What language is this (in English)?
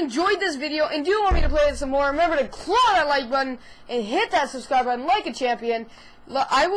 English